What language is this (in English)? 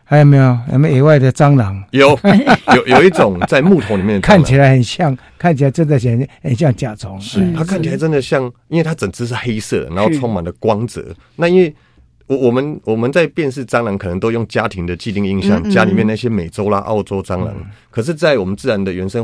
Chinese